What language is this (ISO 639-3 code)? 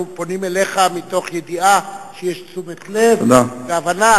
heb